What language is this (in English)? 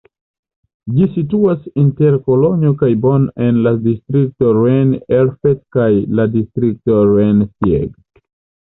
Esperanto